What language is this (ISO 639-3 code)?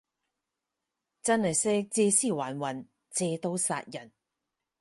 yue